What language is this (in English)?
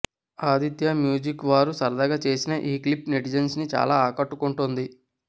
Telugu